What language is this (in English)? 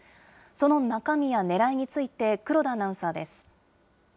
Japanese